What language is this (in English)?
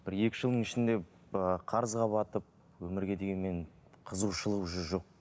Kazakh